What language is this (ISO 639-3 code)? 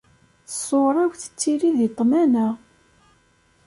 kab